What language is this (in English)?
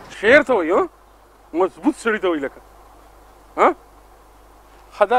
Arabic